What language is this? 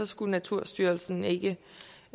Danish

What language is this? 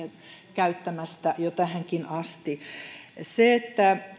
Finnish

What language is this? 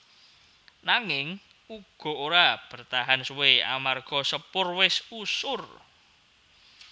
Javanese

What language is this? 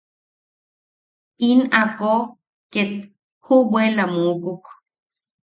Yaqui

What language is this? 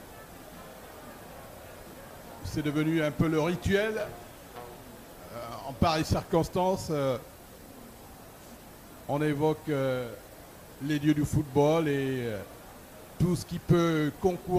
French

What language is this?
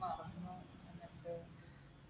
Malayalam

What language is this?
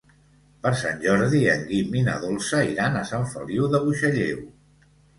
Catalan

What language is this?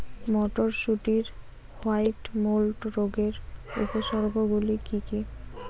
Bangla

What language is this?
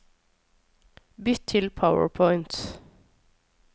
Norwegian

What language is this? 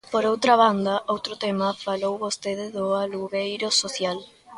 Galician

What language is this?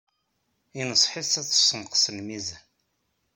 Kabyle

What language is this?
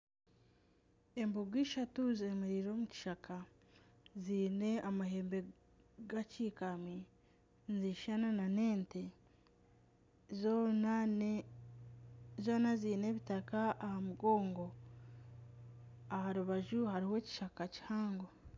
Nyankole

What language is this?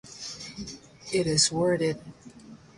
English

